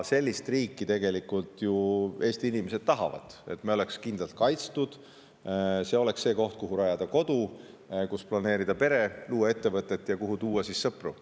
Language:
Estonian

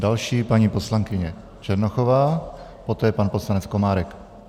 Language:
Czech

